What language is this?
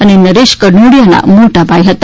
Gujarati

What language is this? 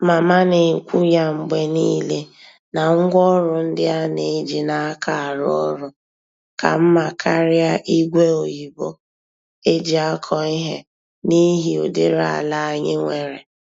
Igbo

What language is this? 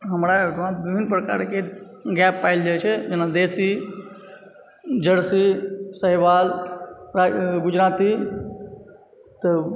Maithili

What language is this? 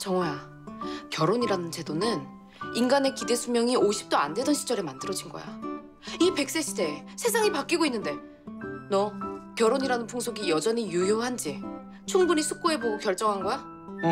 Korean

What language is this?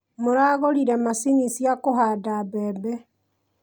Kikuyu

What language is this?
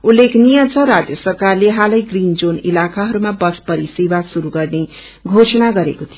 Nepali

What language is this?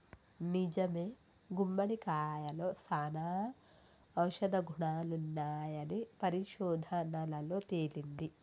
Telugu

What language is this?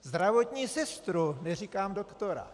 Czech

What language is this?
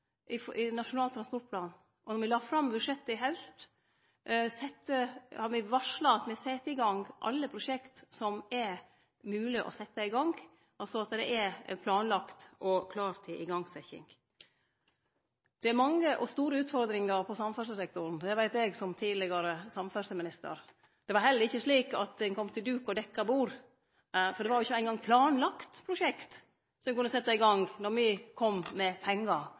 Norwegian Nynorsk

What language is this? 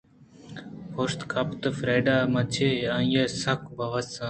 Eastern Balochi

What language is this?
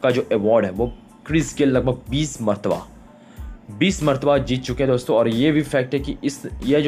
Hindi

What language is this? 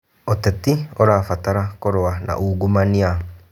Kikuyu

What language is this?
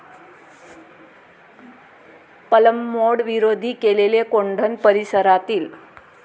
Marathi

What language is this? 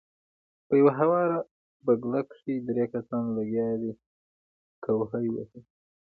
Pashto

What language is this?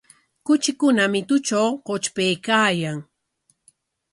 Corongo Ancash Quechua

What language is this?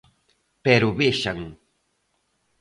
Galician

